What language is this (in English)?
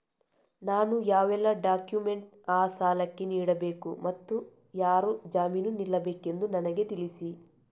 Kannada